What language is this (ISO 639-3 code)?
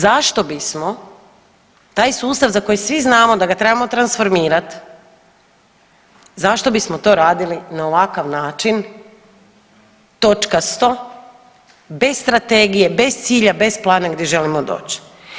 hrv